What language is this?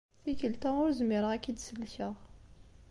Kabyle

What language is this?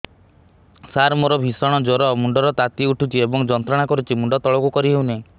Odia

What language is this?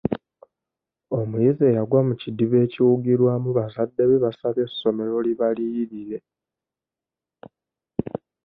Ganda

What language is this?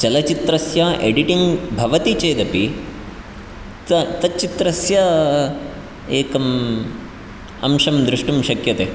Sanskrit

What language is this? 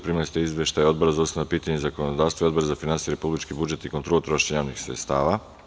Serbian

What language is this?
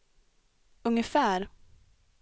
Swedish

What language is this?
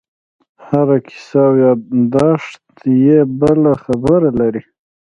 Pashto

